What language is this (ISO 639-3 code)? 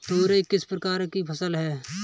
hin